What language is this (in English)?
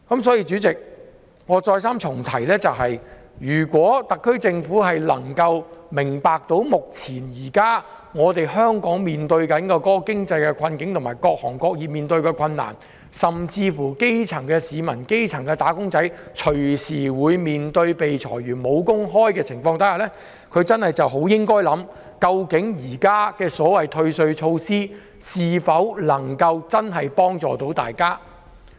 Cantonese